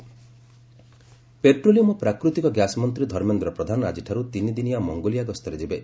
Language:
Odia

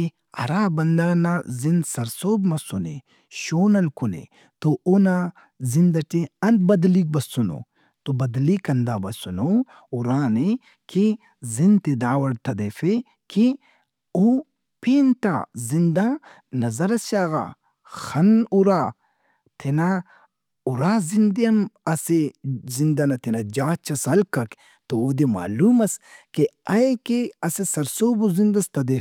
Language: Brahui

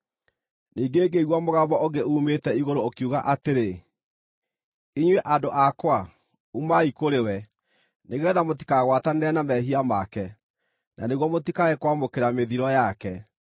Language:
Kikuyu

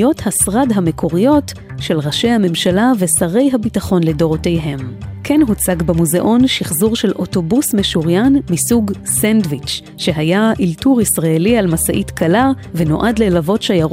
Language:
Hebrew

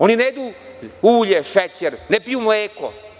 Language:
Serbian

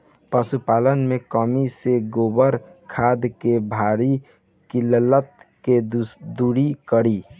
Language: Bhojpuri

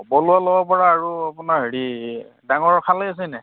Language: Assamese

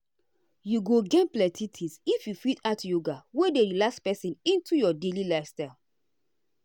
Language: Nigerian Pidgin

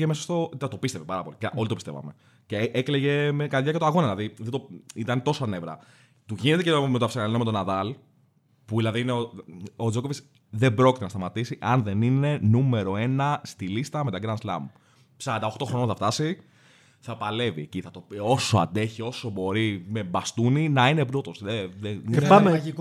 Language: Greek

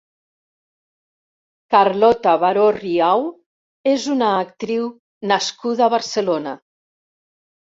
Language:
Catalan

